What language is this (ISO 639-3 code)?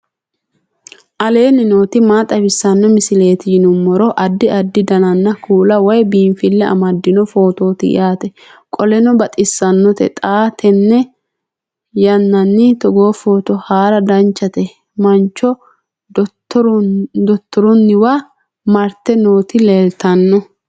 sid